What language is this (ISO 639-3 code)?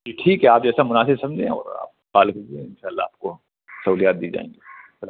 urd